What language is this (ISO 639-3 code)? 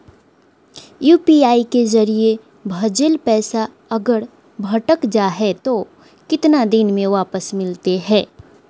mag